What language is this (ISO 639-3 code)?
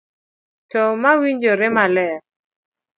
luo